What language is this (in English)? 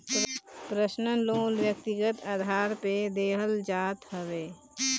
Bhojpuri